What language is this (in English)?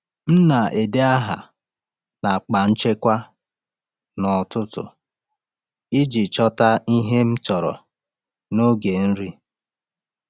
Igbo